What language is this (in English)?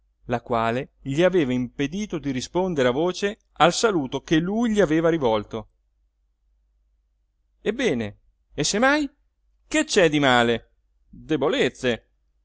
Italian